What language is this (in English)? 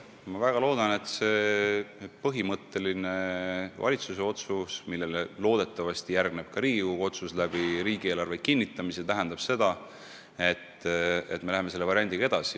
Estonian